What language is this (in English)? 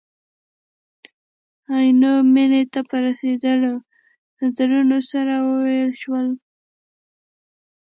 Pashto